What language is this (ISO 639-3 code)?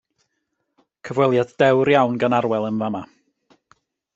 cym